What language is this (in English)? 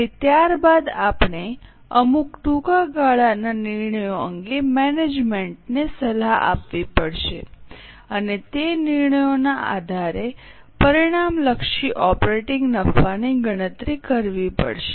Gujarati